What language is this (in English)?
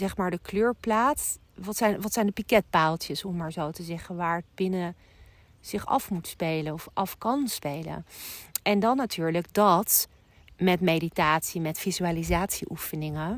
Dutch